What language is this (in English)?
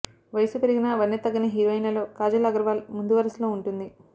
Telugu